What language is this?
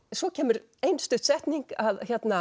Icelandic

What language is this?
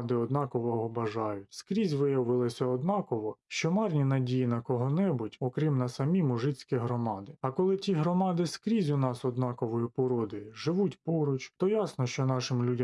Ukrainian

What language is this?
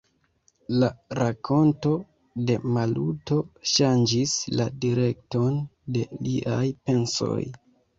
Esperanto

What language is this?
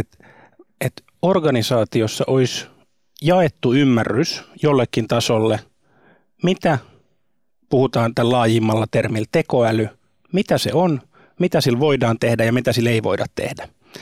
Finnish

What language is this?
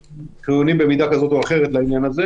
Hebrew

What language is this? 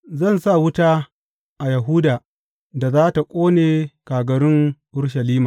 Hausa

